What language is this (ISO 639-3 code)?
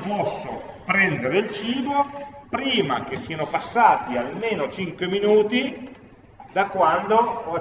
ita